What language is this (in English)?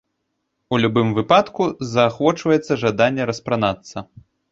Belarusian